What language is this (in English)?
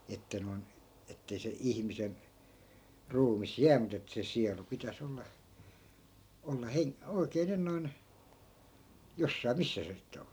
Finnish